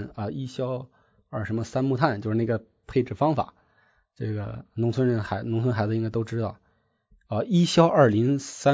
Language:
Chinese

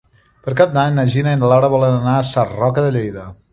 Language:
Catalan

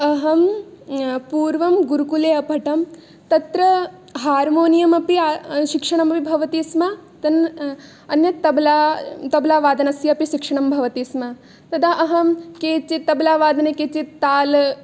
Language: Sanskrit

